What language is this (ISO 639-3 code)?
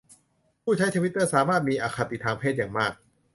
tha